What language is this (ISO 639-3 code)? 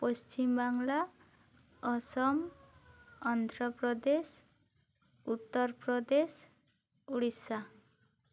sat